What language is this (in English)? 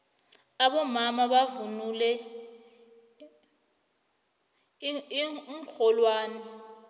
South Ndebele